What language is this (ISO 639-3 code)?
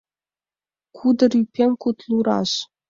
chm